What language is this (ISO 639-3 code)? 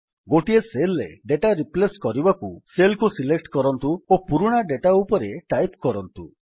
ori